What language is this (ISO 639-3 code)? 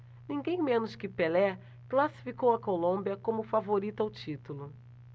por